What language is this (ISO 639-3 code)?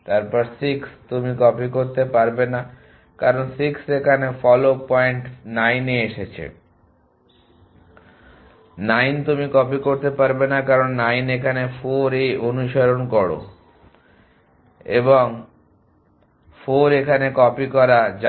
ben